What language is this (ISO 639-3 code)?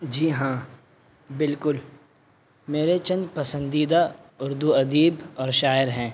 urd